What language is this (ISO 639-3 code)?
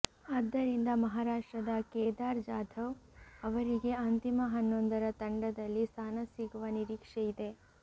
kan